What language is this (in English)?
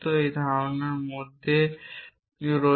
Bangla